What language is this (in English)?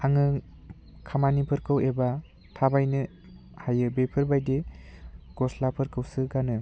Bodo